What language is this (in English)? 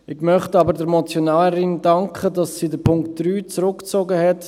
Swiss German